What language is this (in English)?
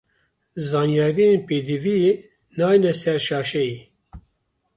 Kurdish